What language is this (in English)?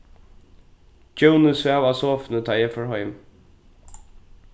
Faroese